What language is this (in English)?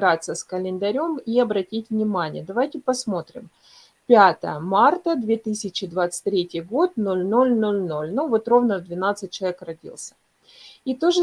Russian